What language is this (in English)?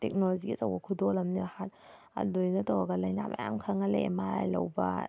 Manipuri